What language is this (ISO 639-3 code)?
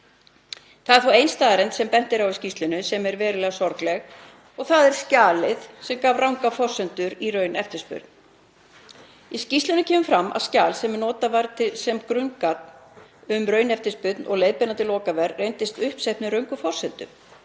isl